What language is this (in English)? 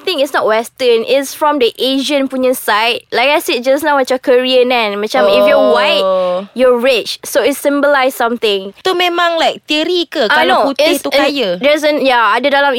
Malay